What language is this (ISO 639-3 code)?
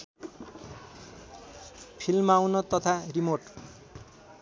nep